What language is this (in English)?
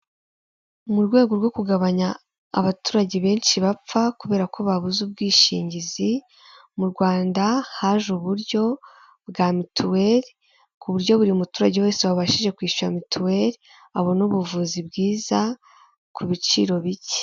Kinyarwanda